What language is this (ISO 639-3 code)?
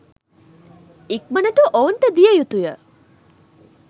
sin